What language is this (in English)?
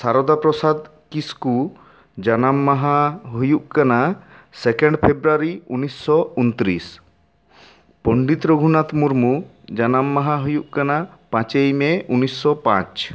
Santali